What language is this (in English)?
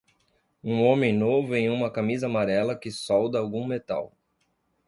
Portuguese